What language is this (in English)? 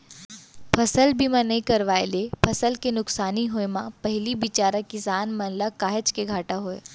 Chhattisgarhi